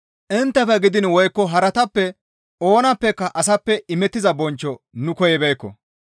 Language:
Gamo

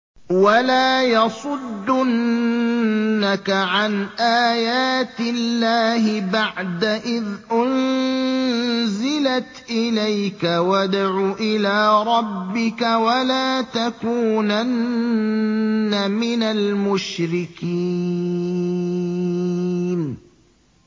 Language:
Arabic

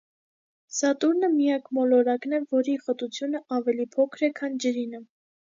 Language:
Armenian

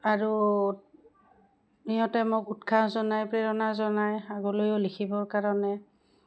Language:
Assamese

